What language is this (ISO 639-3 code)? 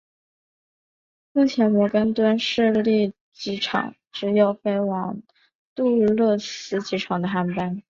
zho